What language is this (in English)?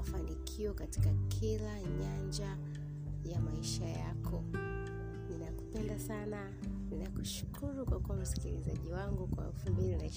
Swahili